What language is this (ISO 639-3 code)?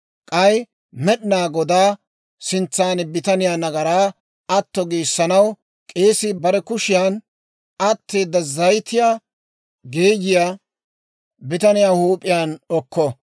dwr